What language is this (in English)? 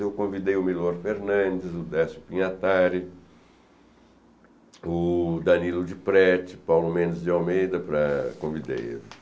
Portuguese